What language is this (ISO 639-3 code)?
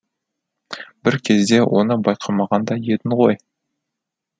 kaz